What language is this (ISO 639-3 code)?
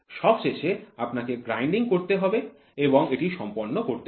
ben